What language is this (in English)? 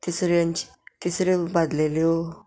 Konkani